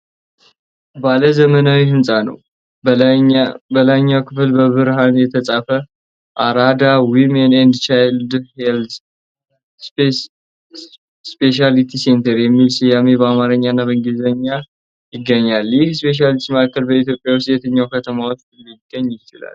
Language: Amharic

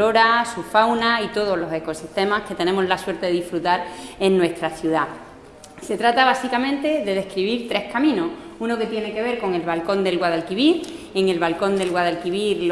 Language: Spanish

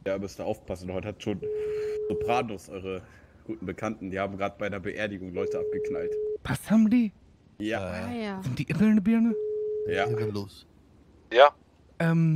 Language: German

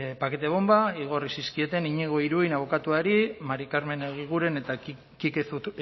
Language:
Basque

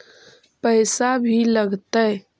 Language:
Magahi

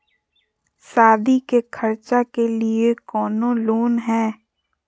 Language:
Magahi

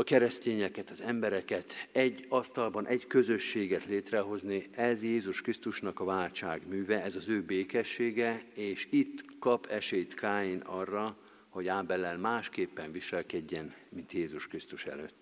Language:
Hungarian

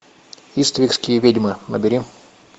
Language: Russian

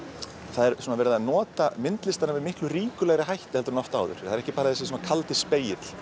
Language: Icelandic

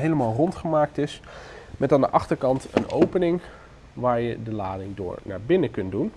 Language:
Dutch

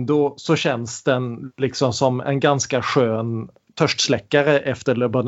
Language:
Swedish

